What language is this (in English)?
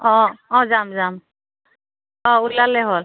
Assamese